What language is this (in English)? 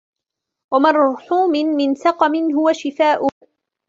Arabic